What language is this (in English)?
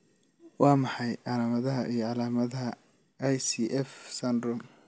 Somali